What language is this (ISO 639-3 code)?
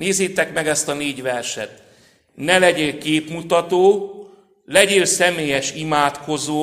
hun